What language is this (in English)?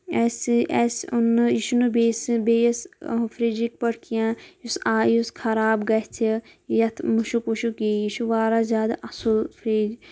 Kashmiri